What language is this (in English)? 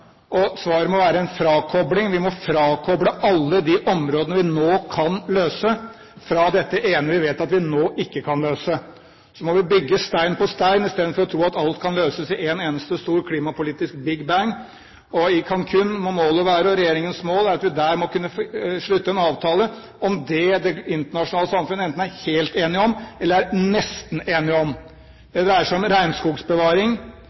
Norwegian Bokmål